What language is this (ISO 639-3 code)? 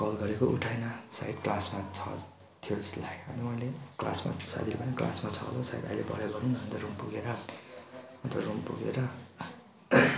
nep